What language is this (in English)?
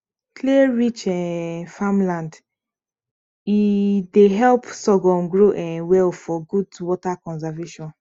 Nigerian Pidgin